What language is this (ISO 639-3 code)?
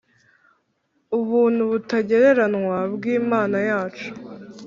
kin